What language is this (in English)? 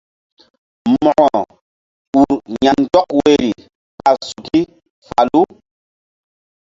Mbum